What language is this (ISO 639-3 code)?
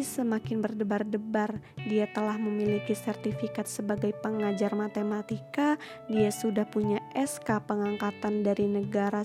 ind